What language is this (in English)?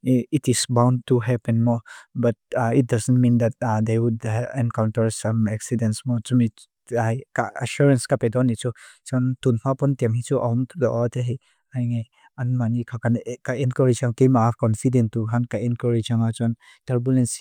Mizo